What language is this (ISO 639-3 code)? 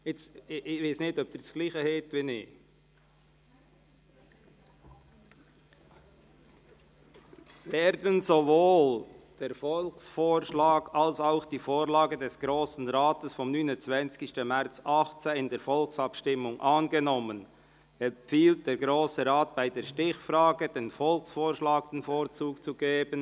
gsw